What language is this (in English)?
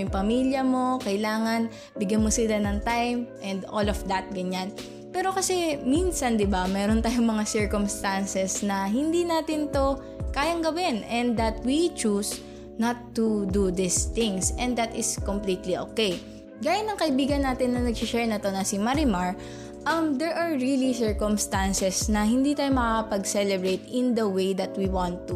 Filipino